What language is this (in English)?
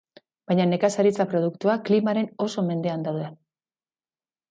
Basque